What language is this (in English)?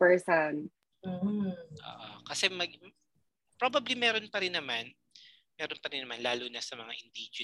Filipino